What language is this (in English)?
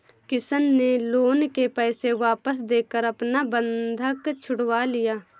Hindi